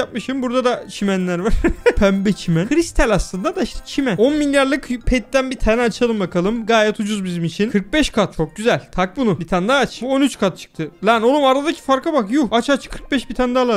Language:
Turkish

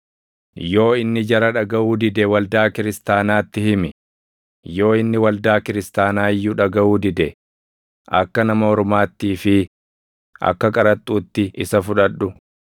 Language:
Oromo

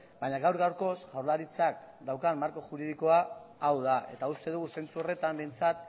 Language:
Basque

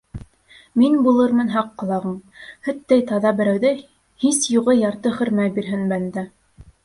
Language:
Bashkir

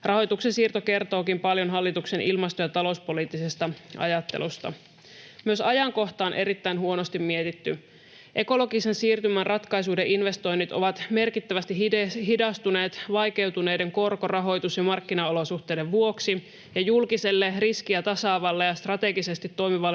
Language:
Finnish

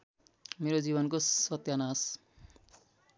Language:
Nepali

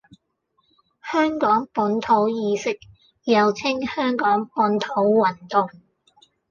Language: Cantonese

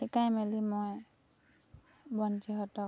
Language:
Assamese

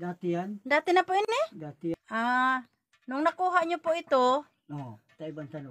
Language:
Filipino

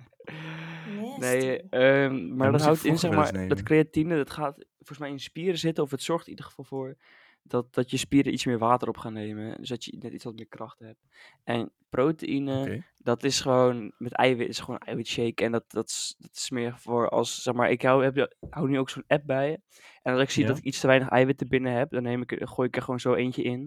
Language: Dutch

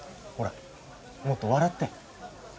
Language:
Japanese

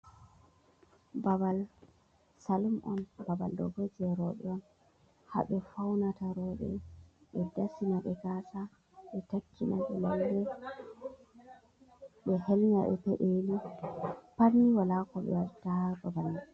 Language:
Fula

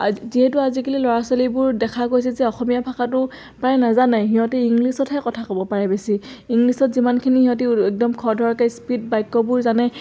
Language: Assamese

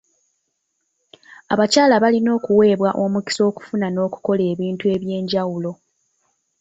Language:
Ganda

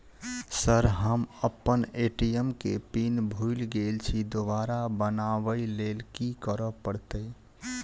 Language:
Maithili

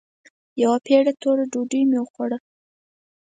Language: Pashto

